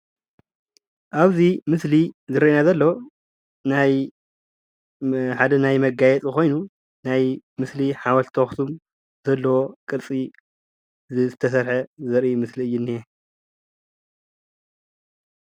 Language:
Tigrinya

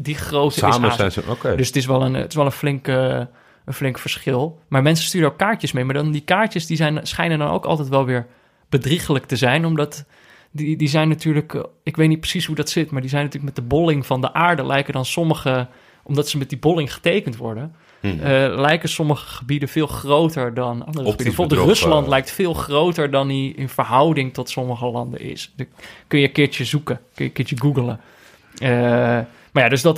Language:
Dutch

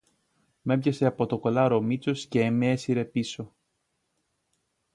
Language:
Greek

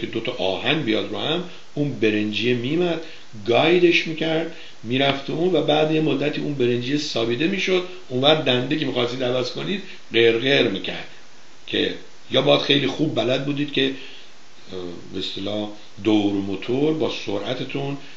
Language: Persian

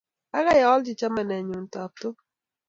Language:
Kalenjin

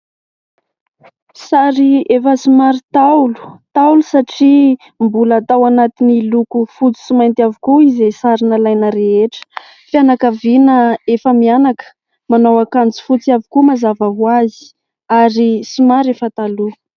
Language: Malagasy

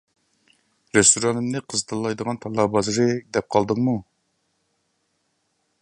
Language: Uyghur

